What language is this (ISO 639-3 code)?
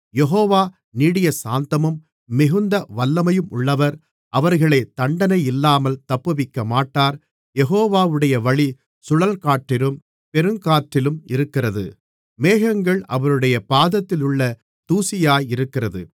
tam